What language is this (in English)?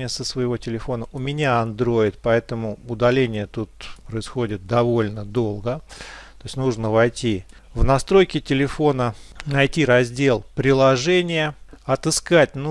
Russian